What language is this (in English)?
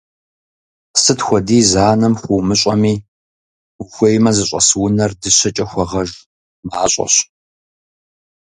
Kabardian